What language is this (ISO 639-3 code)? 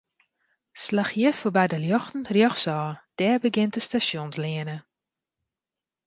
fry